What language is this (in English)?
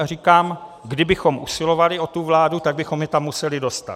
Czech